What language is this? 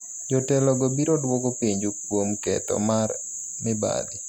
Luo (Kenya and Tanzania)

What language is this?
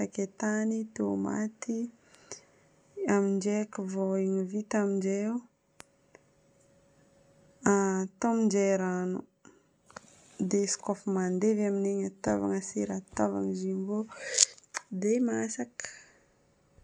Northern Betsimisaraka Malagasy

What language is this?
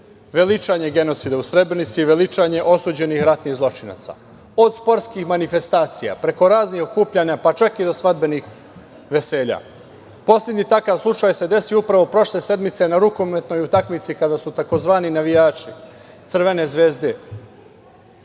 Serbian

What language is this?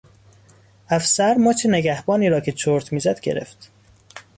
Persian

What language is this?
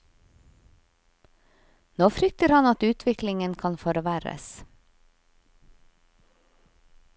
Norwegian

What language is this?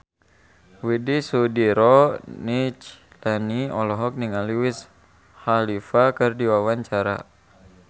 Sundanese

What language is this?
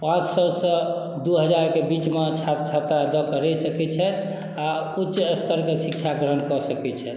Maithili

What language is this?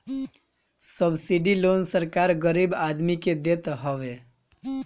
Bhojpuri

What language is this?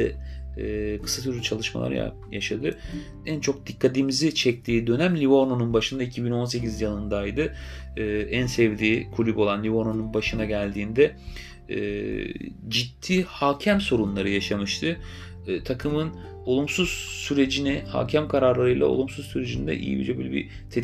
Turkish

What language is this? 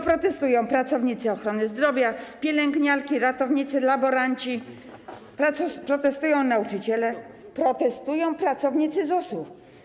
Polish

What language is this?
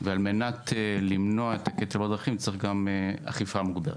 Hebrew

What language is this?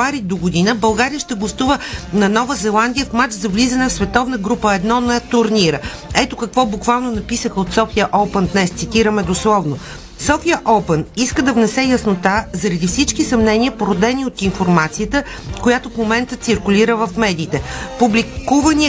Bulgarian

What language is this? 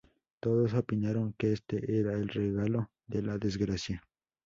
Spanish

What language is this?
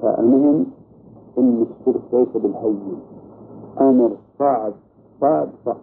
Arabic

